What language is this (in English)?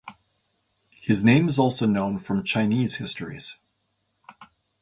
English